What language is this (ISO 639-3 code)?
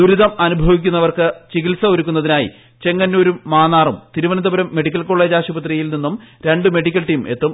mal